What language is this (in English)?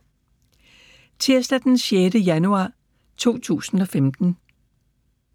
Danish